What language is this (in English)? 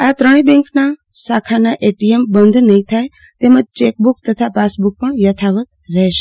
Gujarati